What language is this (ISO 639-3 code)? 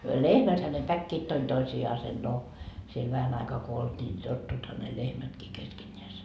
fin